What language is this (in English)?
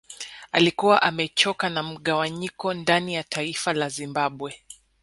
Swahili